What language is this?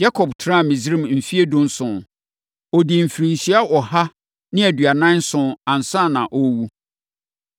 Akan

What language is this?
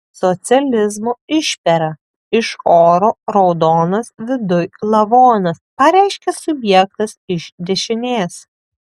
Lithuanian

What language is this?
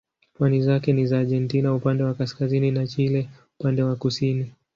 Swahili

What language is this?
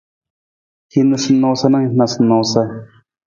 Nawdm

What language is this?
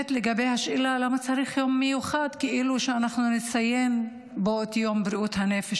Hebrew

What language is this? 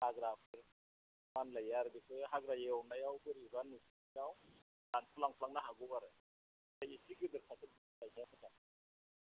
Bodo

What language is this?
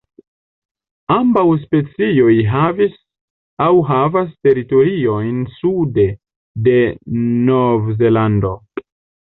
Esperanto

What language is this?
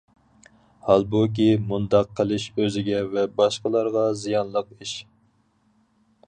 Uyghur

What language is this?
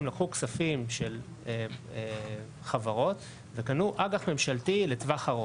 Hebrew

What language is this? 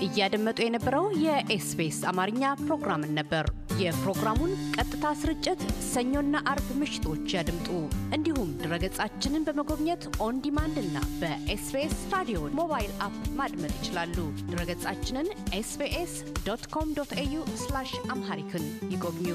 Amharic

